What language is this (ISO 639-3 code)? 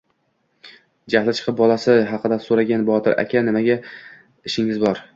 uzb